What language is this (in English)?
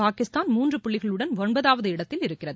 Tamil